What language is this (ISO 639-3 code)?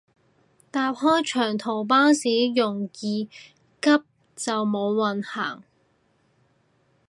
yue